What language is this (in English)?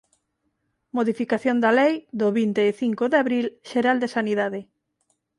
Galician